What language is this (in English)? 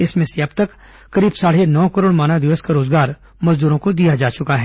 Hindi